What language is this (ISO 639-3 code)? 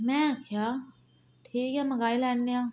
doi